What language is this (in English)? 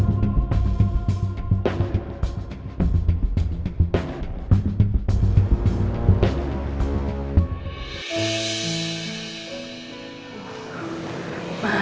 Indonesian